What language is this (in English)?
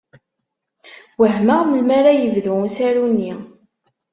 Kabyle